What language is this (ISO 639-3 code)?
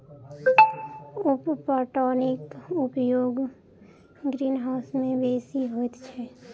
mai